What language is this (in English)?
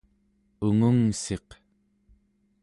Central Yupik